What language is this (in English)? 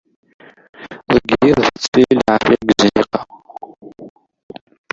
Kabyle